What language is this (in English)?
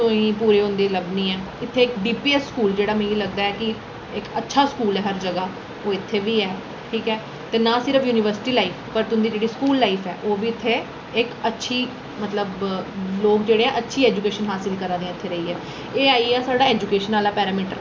Dogri